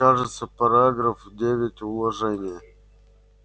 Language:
Russian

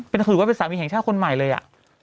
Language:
Thai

